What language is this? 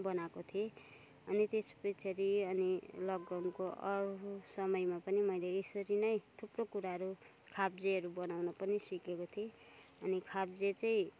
Nepali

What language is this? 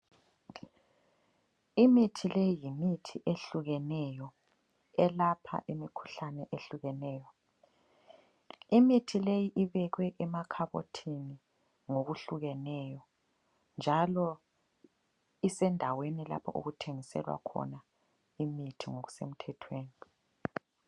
North Ndebele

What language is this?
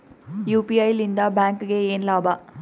Kannada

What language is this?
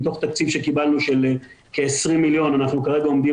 Hebrew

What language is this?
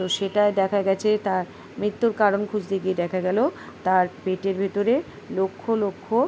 Bangla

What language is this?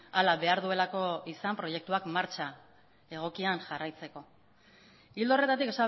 Basque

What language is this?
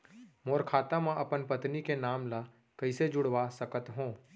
Chhattisgarhi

